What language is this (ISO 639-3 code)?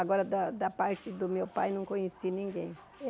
por